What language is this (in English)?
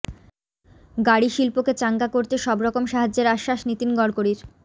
Bangla